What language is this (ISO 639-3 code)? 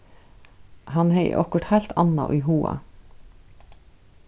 fao